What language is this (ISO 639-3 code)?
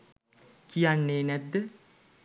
sin